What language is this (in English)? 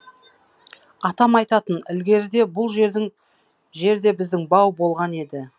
Kazakh